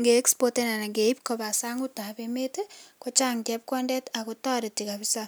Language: Kalenjin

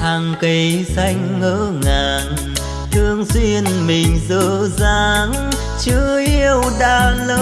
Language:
Vietnamese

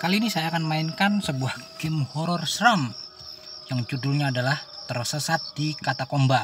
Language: Indonesian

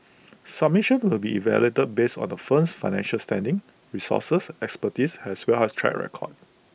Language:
English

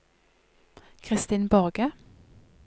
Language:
Norwegian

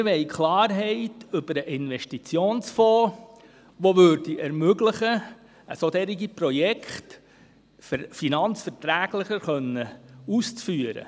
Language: Swiss German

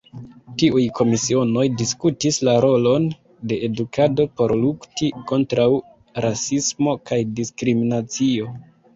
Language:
Esperanto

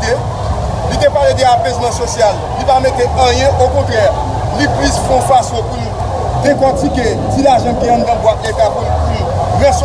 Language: French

